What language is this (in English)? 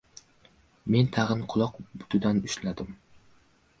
Uzbek